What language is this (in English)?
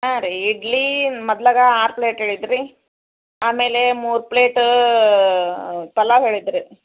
Kannada